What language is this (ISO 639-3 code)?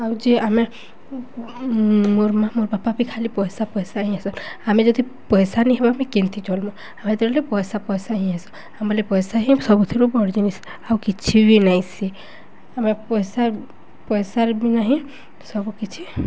ori